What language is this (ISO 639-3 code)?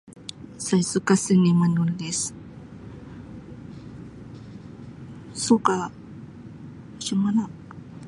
msi